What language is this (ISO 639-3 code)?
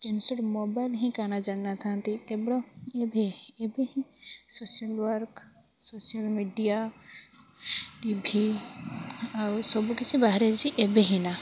ori